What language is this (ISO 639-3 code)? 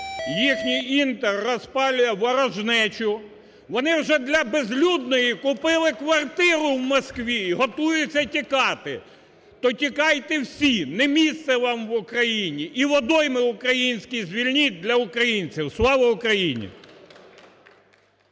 ukr